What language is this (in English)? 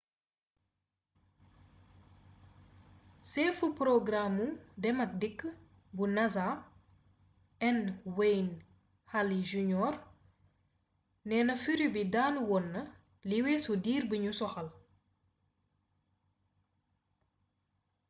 Wolof